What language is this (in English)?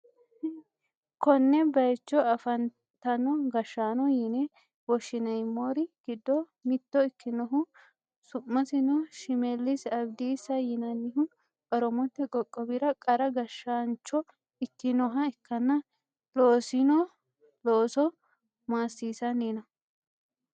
Sidamo